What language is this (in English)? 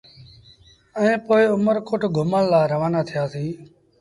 Sindhi Bhil